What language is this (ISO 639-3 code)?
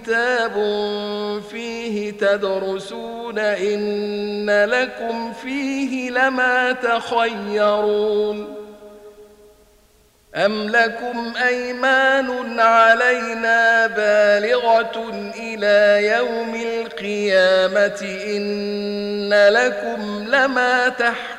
ara